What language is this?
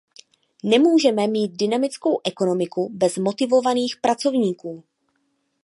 Czech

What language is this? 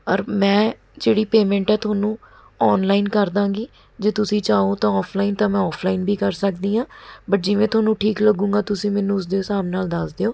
Punjabi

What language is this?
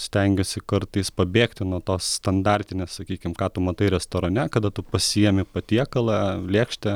Lithuanian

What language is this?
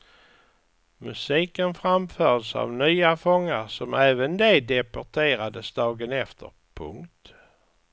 Swedish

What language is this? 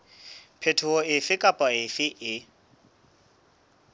Southern Sotho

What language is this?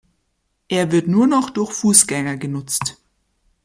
German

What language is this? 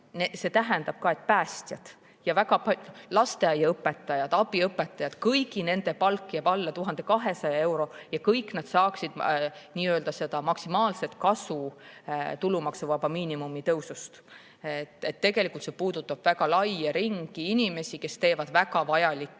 Estonian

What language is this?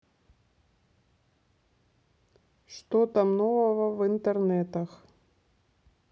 Russian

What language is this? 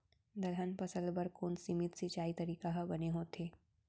Chhattisgarhi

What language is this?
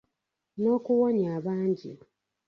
Ganda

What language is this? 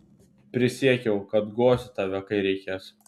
Lithuanian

